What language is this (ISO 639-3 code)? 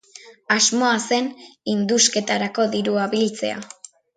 eus